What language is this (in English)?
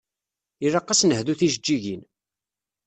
Kabyle